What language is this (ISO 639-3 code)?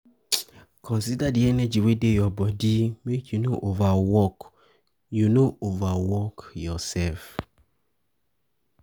pcm